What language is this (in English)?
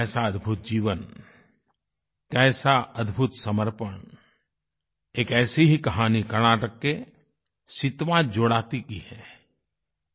Hindi